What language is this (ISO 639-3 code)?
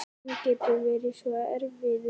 isl